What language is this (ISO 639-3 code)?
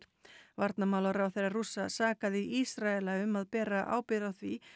isl